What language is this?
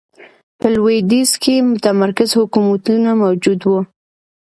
Pashto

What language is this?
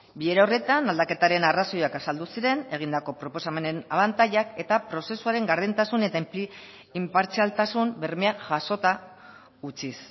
Basque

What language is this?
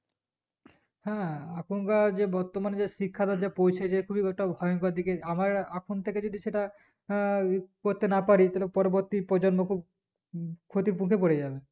Bangla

